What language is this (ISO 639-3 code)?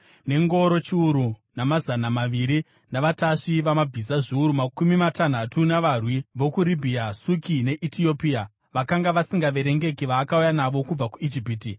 sna